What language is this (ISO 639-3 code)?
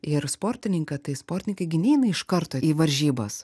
lit